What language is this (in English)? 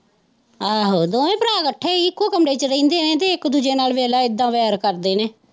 Punjabi